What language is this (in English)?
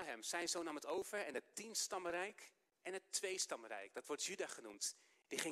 Dutch